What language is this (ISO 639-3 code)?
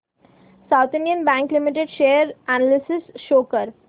mar